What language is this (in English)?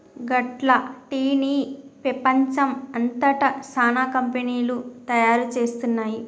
Telugu